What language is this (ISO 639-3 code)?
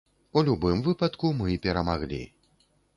bel